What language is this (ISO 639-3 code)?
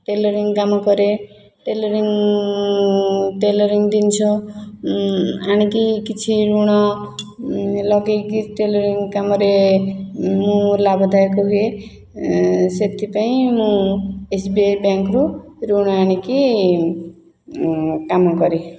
ori